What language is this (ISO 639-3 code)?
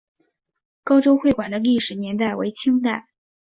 zho